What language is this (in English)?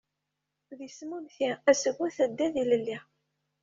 Kabyle